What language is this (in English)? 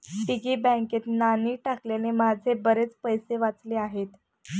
Marathi